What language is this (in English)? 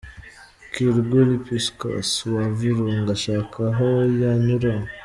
Kinyarwanda